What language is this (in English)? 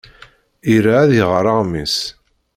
Kabyle